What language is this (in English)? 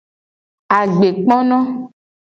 Gen